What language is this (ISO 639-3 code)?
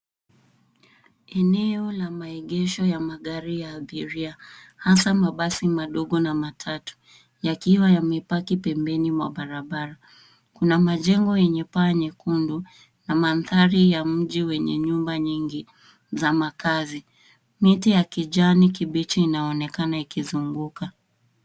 swa